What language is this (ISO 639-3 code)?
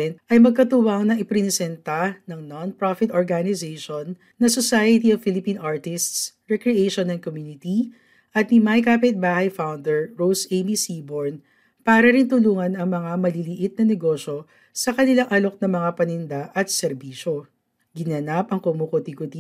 fil